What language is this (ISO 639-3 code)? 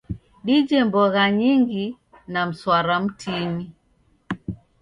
dav